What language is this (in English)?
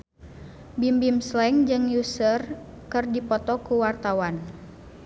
Sundanese